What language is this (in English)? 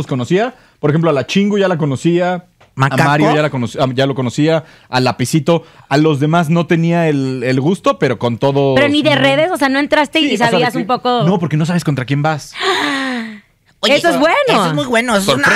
Spanish